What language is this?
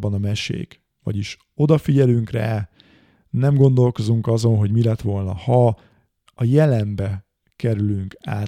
Hungarian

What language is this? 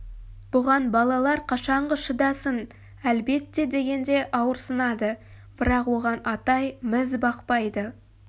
Kazakh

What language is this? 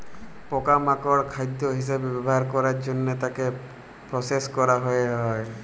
Bangla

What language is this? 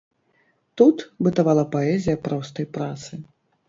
Belarusian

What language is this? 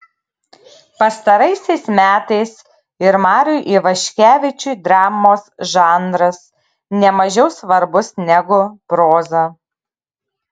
Lithuanian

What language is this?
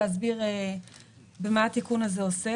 Hebrew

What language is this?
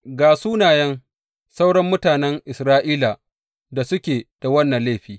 Hausa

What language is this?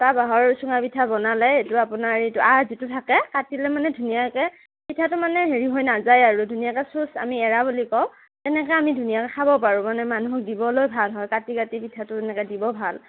Assamese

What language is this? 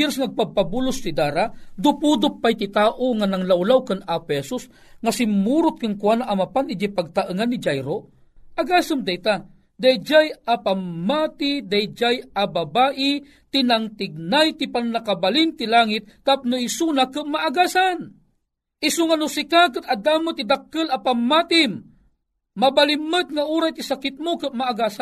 Filipino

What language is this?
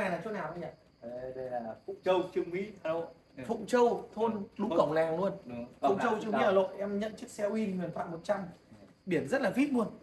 Vietnamese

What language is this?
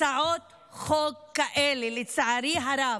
Hebrew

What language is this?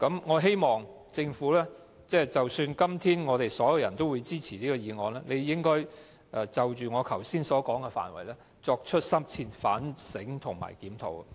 Cantonese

